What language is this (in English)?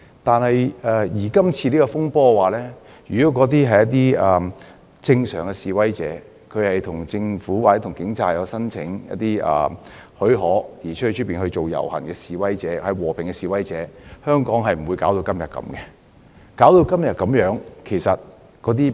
Cantonese